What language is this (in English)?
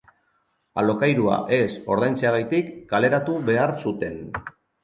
Basque